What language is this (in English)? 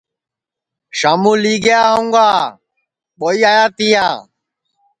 Sansi